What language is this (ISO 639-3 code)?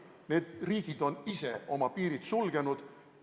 est